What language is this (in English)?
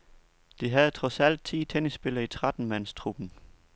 Danish